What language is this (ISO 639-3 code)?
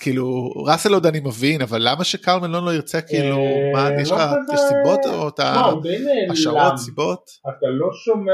heb